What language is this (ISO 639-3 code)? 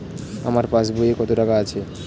ben